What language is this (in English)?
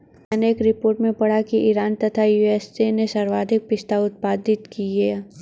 Hindi